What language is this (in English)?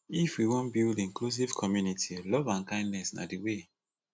Nigerian Pidgin